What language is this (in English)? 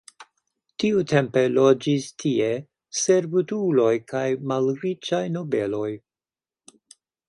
Esperanto